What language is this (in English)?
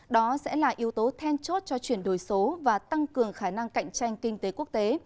Vietnamese